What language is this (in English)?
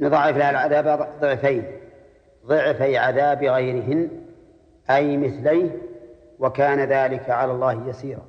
Arabic